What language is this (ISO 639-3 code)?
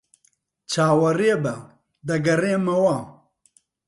ckb